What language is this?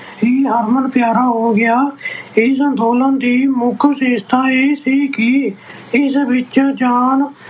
Punjabi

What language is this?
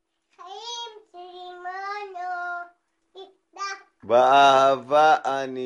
Hebrew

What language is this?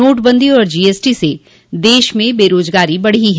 Hindi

